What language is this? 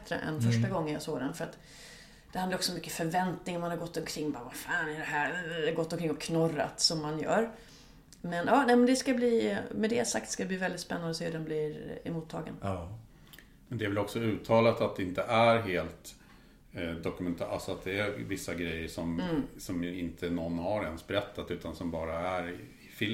Swedish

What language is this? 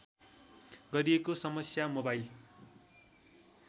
Nepali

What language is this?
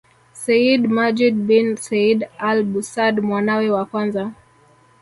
Swahili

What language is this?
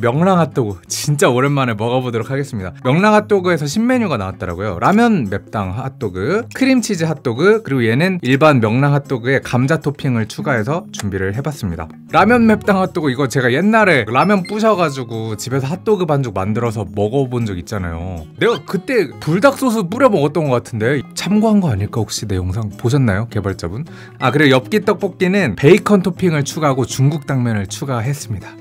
Korean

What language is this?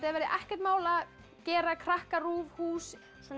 Icelandic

